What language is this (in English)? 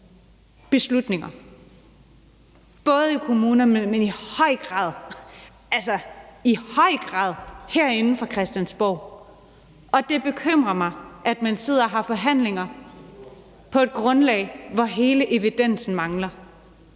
Danish